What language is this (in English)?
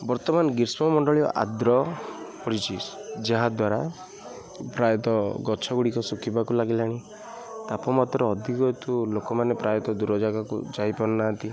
Odia